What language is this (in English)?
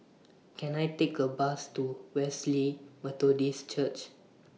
English